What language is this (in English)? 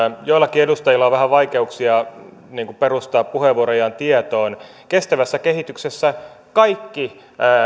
Finnish